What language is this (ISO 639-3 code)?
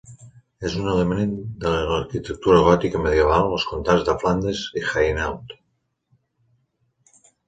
cat